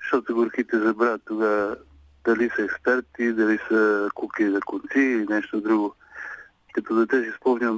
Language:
Bulgarian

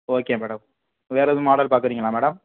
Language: Tamil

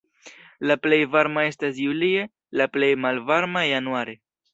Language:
Esperanto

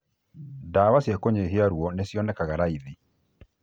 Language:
Kikuyu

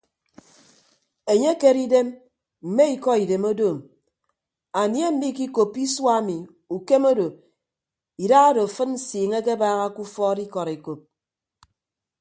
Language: Ibibio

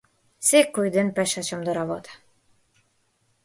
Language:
Macedonian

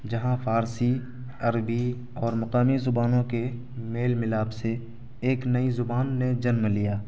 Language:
Urdu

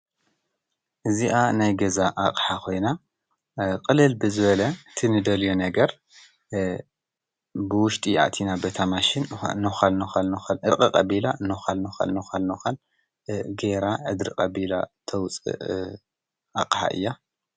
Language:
Tigrinya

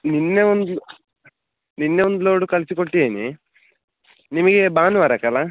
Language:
Kannada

